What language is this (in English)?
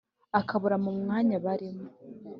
Kinyarwanda